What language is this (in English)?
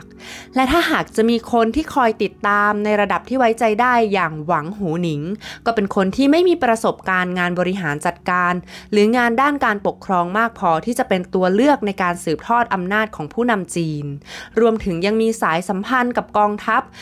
Thai